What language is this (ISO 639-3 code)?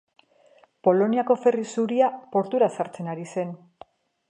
eus